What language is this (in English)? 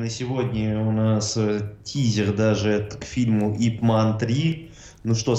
Russian